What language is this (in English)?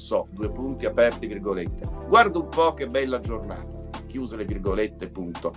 Italian